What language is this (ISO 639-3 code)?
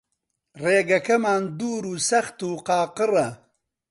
ckb